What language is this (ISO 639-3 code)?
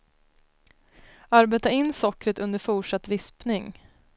swe